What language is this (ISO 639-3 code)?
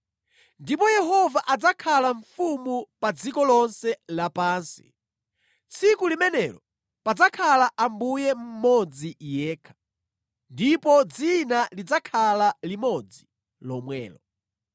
nya